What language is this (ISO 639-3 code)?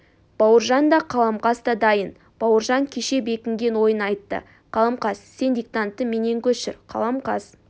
kaz